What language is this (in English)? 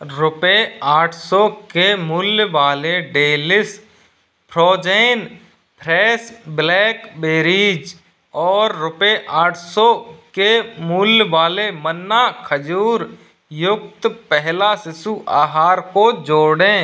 Hindi